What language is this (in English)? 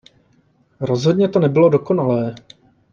Czech